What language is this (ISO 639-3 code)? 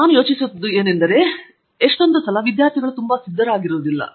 kan